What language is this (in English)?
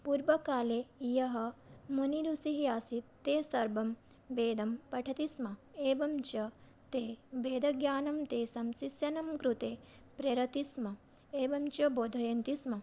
Sanskrit